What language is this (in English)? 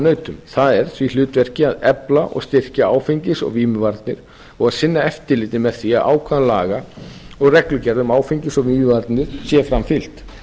Icelandic